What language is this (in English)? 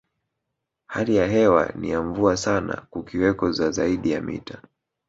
Swahili